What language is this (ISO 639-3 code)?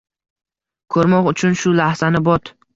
uzb